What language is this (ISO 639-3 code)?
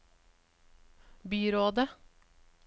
nor